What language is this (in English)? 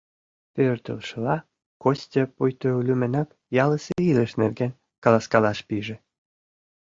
Mari